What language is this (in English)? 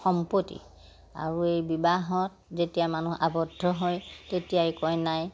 Assamese